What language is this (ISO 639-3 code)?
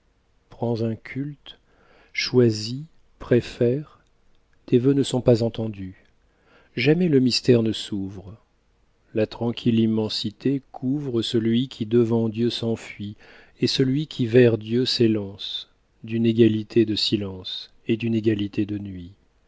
fra